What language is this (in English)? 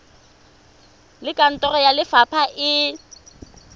Tswana